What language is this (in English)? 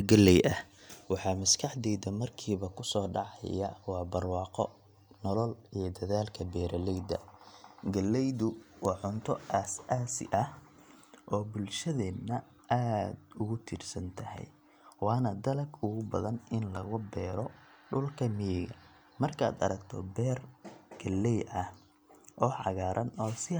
Somali